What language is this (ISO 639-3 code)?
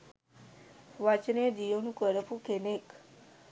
sin